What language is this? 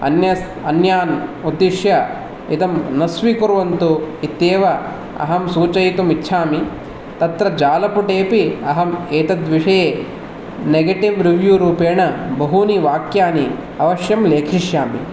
Sanskrit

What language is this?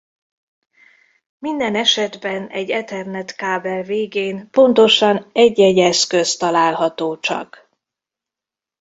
Hungarian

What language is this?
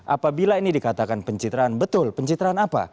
Indonesian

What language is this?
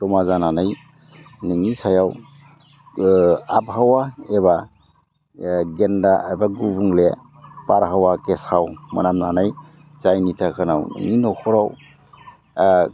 Bodo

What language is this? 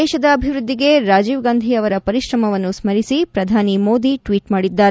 Kannada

